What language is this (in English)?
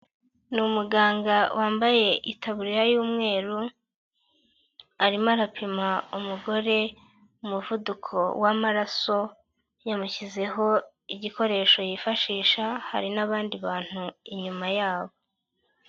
Kinyarwanda